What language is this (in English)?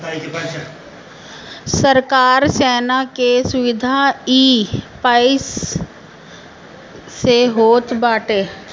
Bhojpuri